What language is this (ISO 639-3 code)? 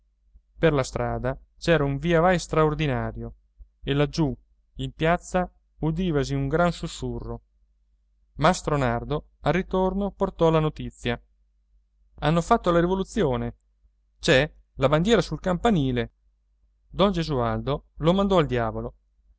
ita